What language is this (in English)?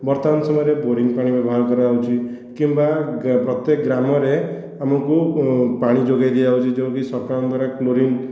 Odia